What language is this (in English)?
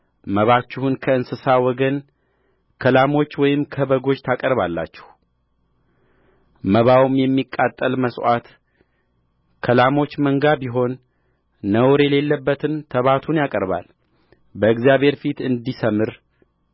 Amharic